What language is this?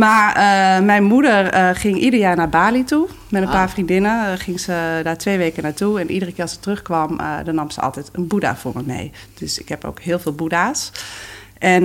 Dutch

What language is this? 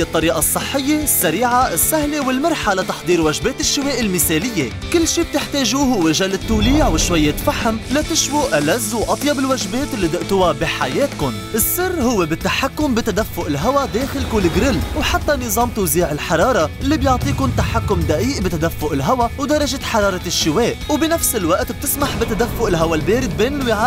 Arabic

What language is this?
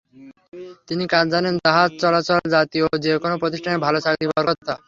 Bangla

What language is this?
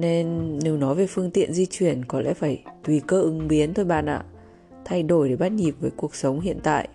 Vietnamese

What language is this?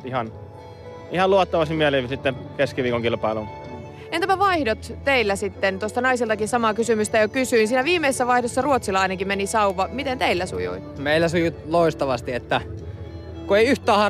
Finnish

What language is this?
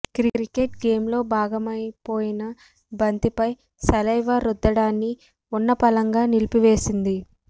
Telugu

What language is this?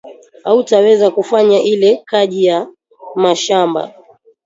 Swahili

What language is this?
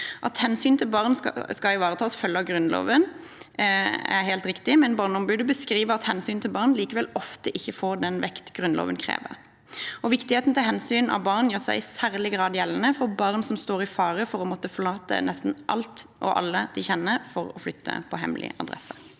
Norwegian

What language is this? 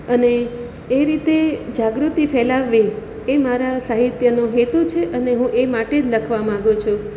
Gujarati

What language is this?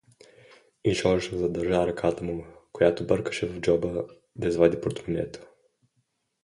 Bulgarian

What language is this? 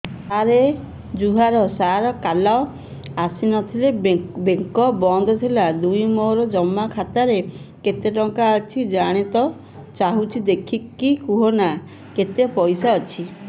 Odia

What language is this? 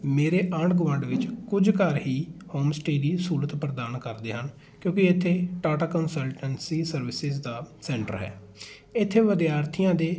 Punjabi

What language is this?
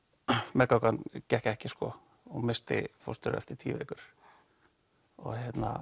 Icelandic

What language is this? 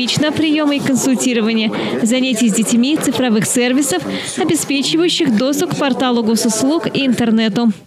Russian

